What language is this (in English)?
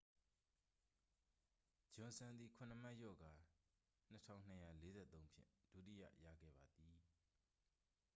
Burmese